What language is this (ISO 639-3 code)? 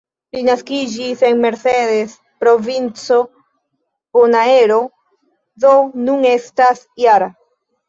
epo